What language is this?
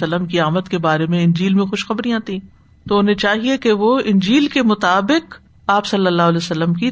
Urdu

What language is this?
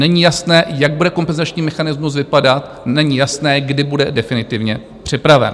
Czech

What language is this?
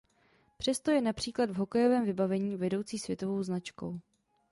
Czech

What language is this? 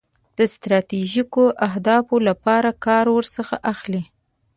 Pashto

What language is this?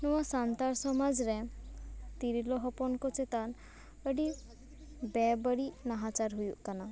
Santali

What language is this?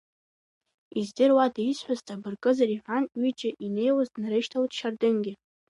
Abkhazian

